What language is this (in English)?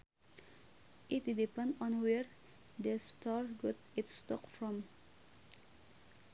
Sundanese